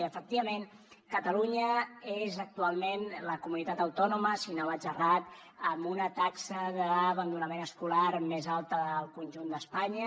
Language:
Catalan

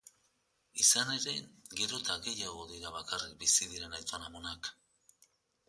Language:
Basque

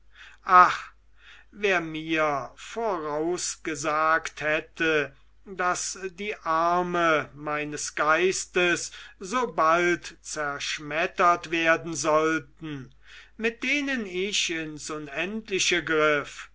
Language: German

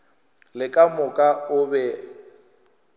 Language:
Northern Sotho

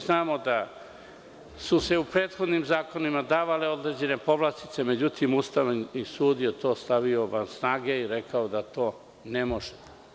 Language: Serbian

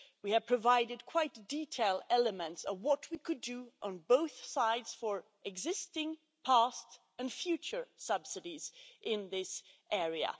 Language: English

